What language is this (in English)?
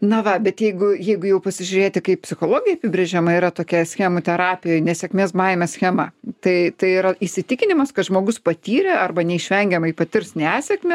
Lithuanian